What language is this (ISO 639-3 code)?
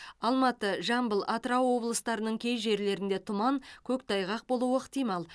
kaz